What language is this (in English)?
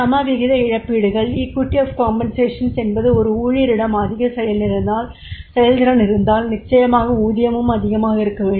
Tamil